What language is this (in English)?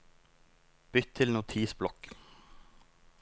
Norwegian